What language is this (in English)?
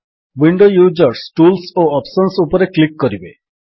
Odia